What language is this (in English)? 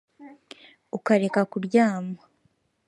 Kinyarwanda